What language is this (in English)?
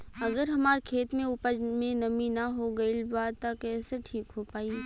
Bhojpuri